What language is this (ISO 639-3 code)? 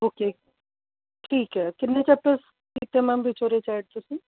pan